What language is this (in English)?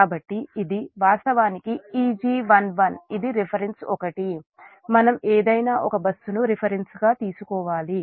Telugu